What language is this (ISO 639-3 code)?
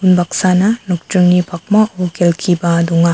grt